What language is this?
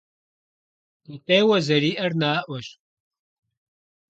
Kabardian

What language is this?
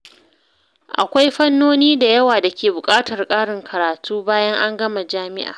Hausa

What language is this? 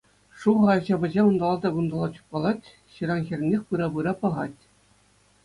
Chuvash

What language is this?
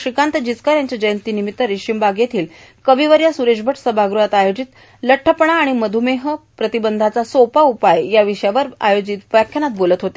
Marathi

